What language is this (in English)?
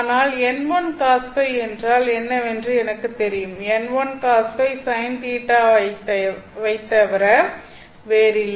Tamil